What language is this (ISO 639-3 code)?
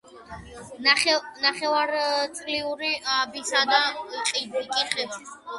kat